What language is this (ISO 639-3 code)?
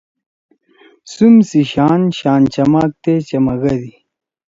trw